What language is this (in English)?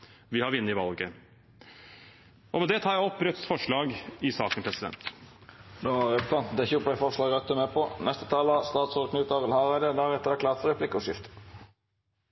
Norwegian